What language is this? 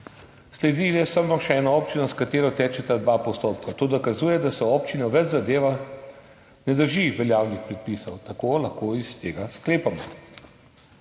Slovenian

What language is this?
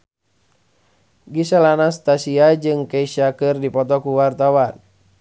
Sundanese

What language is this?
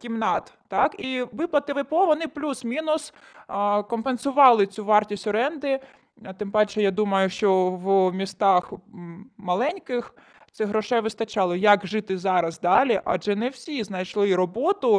Ukrainian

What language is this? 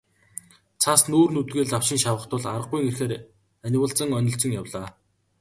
Mongolian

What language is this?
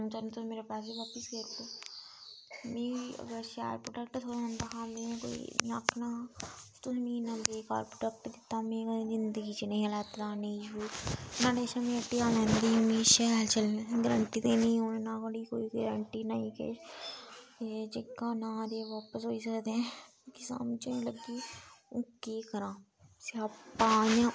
Dogri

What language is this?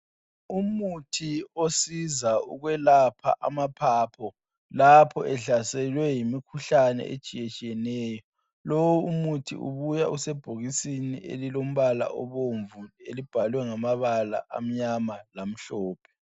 North Ndebele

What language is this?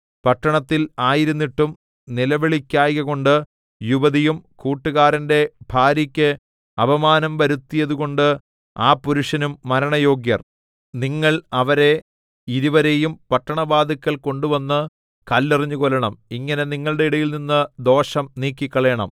Malayalam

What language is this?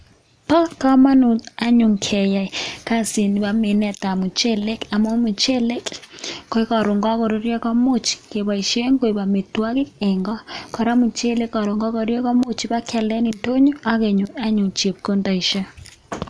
Kalenjin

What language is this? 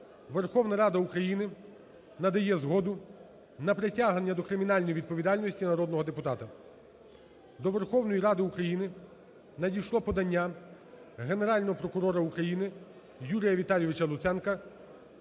Ukrainian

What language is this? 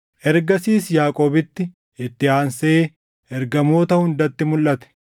Oromo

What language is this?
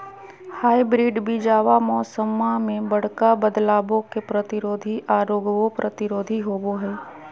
Magahi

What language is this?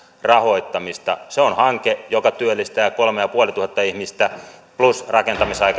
Finnish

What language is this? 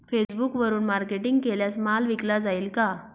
Marathi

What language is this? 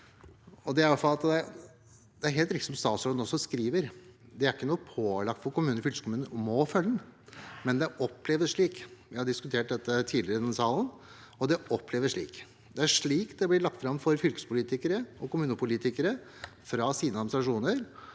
Norwegian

